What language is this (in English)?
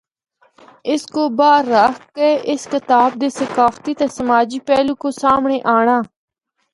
Northern Hindko